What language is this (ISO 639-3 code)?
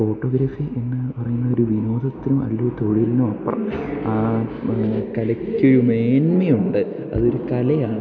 mal